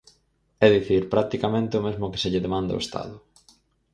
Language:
Galician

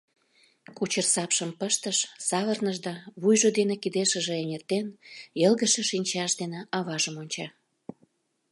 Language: Mari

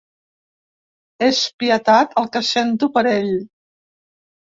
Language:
Catalan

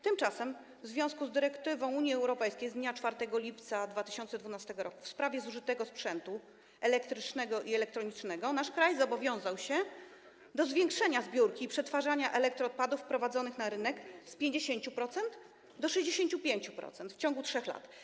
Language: Polish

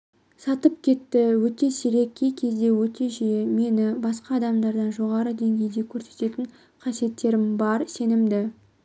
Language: Kazakh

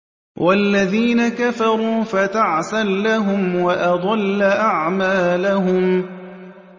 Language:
Arabic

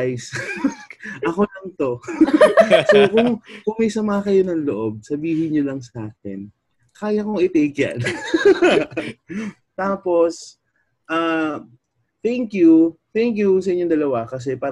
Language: Filipino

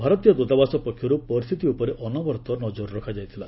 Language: Odia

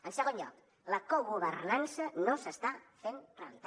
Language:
Catalan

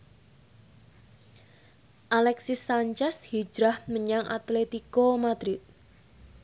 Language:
Javanese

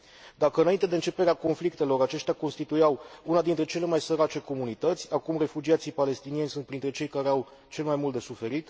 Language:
Romanian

